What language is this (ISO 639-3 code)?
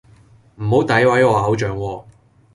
yue